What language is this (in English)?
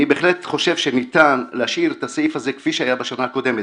Hebrew